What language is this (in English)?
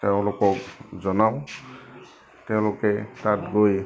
Assamese